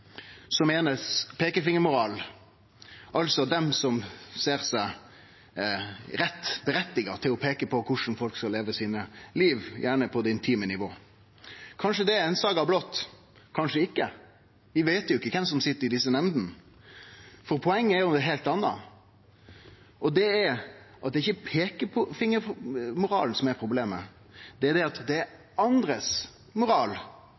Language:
Norwegian Nynorsk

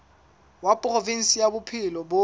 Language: Southern Sotho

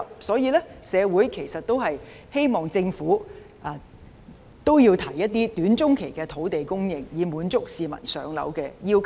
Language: Cantonese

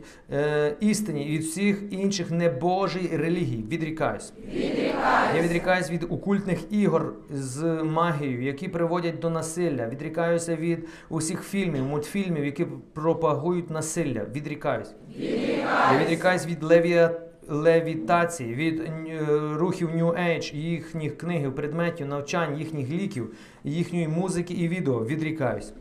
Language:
Ukrainian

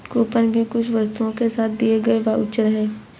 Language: Hindi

